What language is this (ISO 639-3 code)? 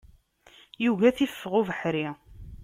kab